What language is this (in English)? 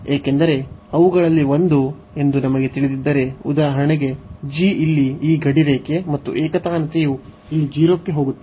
Kannada